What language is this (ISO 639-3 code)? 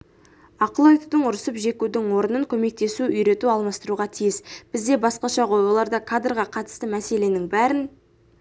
kaz